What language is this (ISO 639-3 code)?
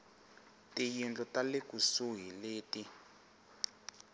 tso